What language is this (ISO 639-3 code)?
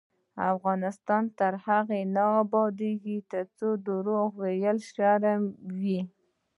pus